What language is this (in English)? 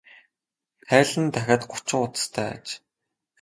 Mongolian